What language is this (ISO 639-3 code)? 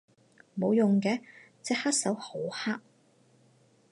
yue